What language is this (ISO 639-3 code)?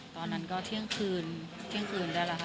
tha